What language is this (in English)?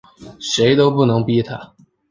Chinese